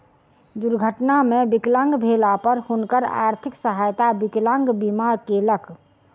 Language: Maithili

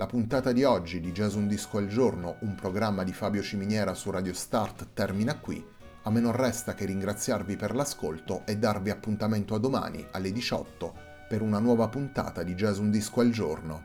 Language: Italian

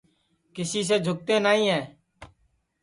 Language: Sansi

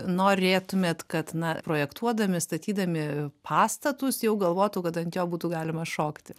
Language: Lithuanian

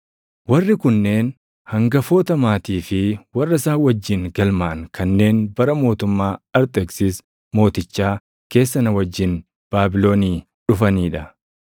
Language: Oromo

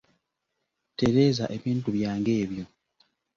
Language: Ganda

